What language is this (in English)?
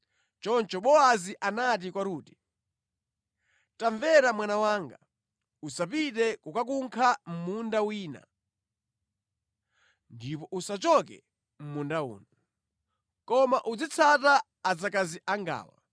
Nyanja